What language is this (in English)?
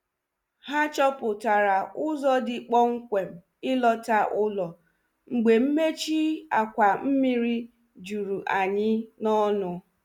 Igbo